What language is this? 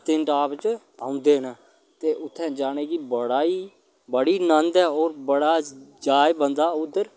Dogri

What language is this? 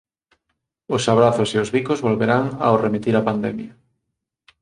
Galician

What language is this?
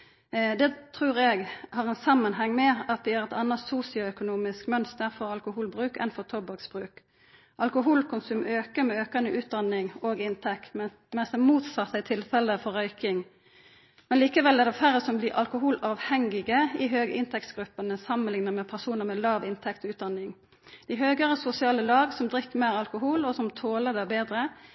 Norwegian Nynorsk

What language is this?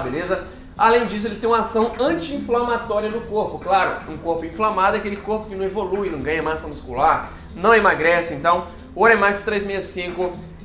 Portuguese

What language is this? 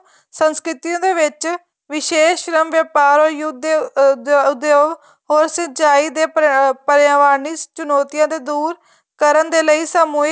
Punjabi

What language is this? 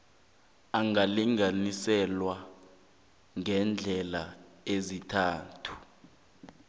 South Ndebele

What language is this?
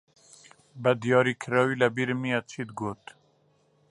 Central Kurdish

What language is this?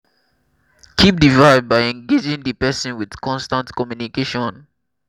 Nigerian Pidgin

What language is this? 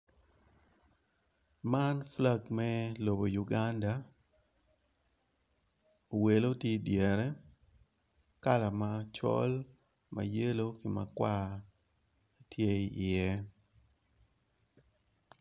Acoli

